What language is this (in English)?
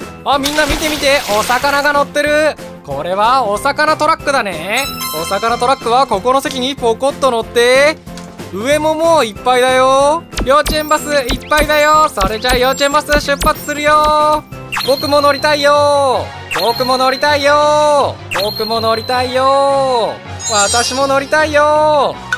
Japanese